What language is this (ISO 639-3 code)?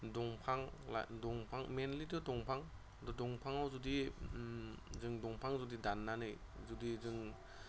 brx